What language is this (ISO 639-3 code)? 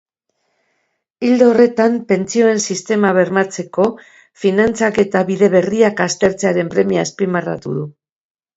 eus